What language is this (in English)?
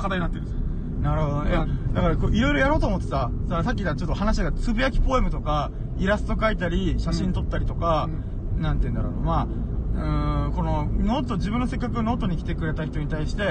Japanese